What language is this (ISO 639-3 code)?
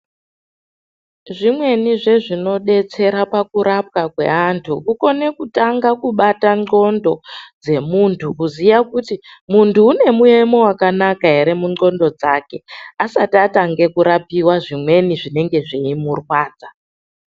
ndc